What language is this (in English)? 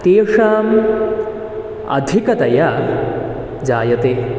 Sanskrit